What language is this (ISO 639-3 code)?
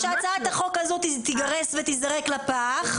heb